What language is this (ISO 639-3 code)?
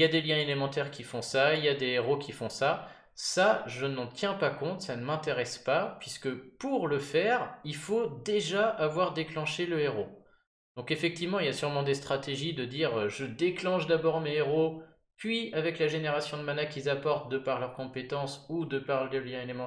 fra